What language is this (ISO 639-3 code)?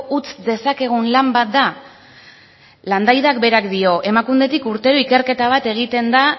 eus